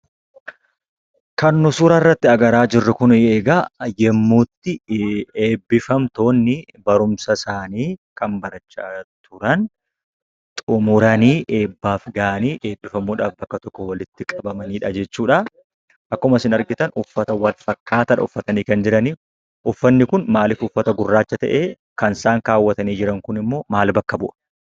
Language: Oromo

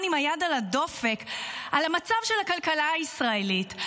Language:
Hebrew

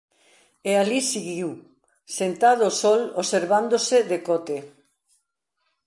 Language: Galician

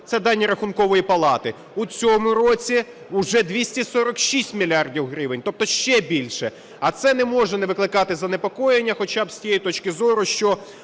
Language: Ukrainian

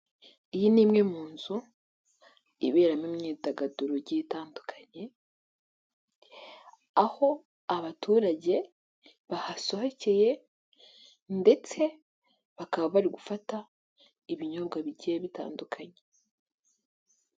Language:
Kinyarwanda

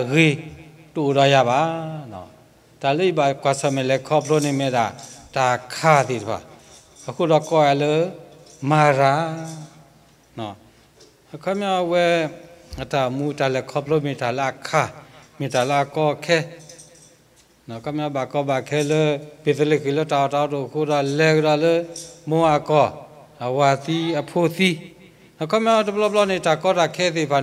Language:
Thai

